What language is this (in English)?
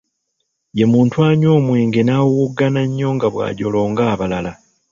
Ganda